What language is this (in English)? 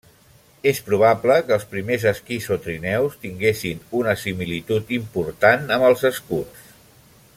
Catalan